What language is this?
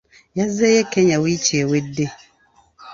Ganda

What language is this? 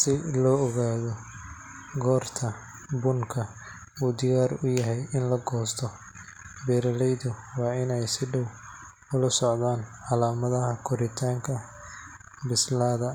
Somali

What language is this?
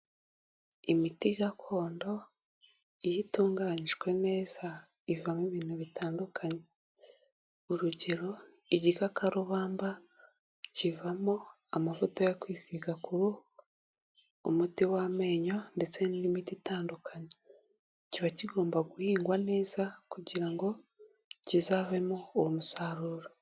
Kinyarwanda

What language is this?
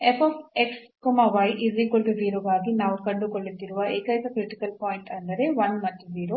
Kannada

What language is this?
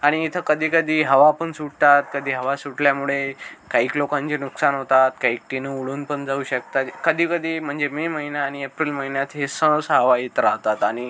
Marathi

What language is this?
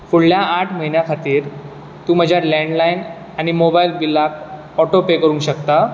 Konkani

